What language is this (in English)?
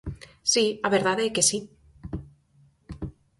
Galician